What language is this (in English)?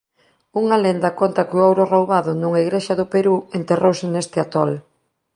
Galician